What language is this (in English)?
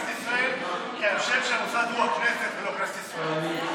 Hebrew